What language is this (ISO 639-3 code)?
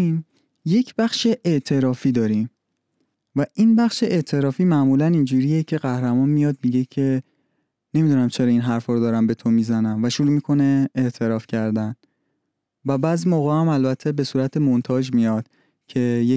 fas